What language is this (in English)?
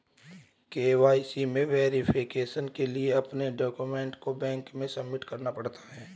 Hindi